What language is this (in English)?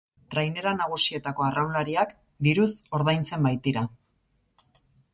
Basque